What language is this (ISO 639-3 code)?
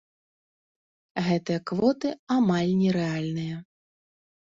bel